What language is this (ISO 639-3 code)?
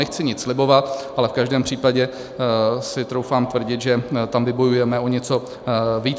ces